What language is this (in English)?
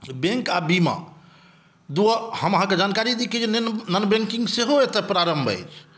Maithili